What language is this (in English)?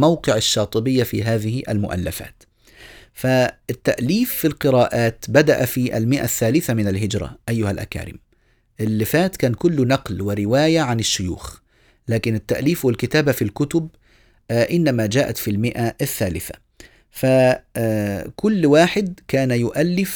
Arabic